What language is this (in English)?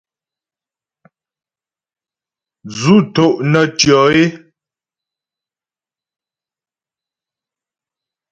Ghomala